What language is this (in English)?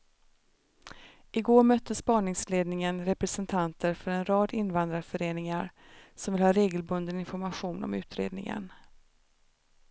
Swedish